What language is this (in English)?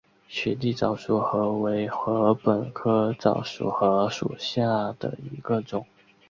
Chinese